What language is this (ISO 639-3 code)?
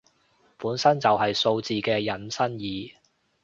yue